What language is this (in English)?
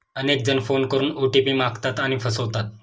Marathi